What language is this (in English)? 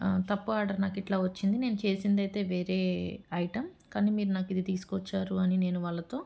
Telugu